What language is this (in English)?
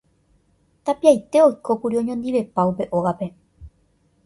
Guarani